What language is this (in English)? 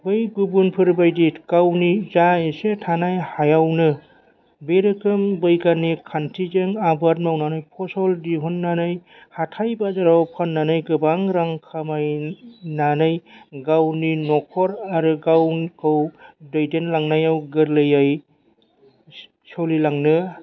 Bodo